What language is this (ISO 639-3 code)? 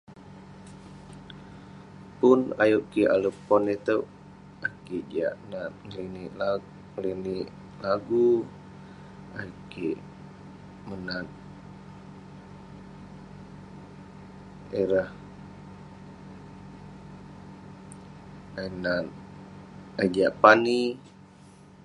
pne